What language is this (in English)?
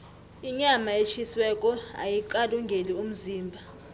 South Ndebele